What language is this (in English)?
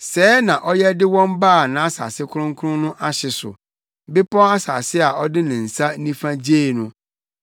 Akan